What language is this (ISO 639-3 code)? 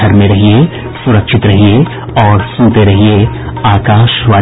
hin